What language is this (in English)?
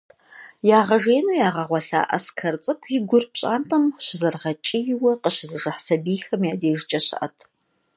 Kabardian